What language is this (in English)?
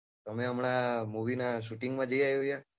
Gujarati